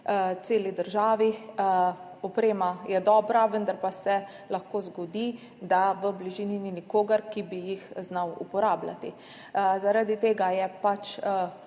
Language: Slovenian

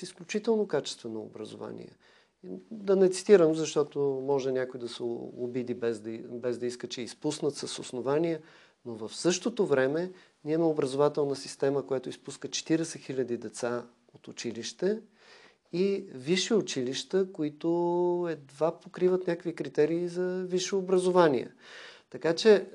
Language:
Bulgarian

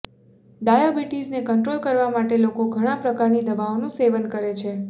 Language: Gujarati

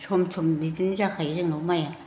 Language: Bodo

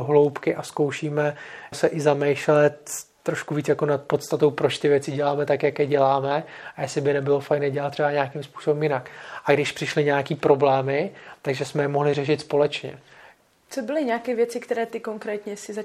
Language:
Czech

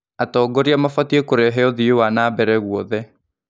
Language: Kikuyu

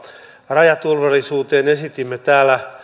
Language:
Finnish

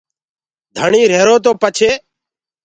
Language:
Gurgula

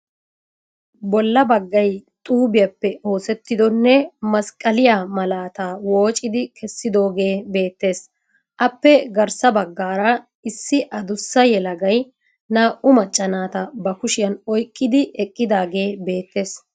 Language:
Wolaytta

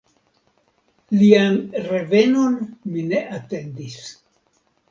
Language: Esperanto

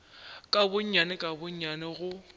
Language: Northern Sotho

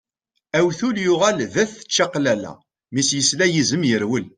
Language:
Kabyle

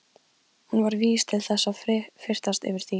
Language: Icelandic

